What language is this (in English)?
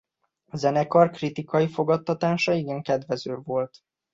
Hungarian